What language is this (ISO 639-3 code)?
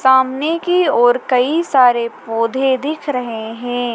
hin